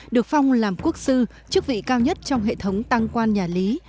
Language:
Vietnamese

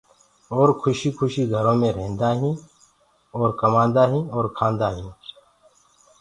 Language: Gurgula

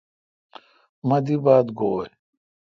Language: Kalkoti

